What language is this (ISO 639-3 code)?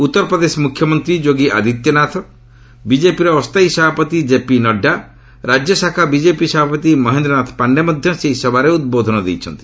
ori